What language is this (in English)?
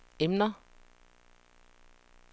Danish